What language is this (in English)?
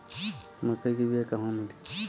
Bhojpuri